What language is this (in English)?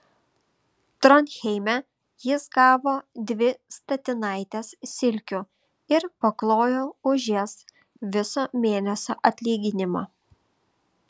Lithuanian